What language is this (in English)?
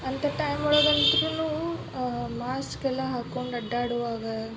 Kannada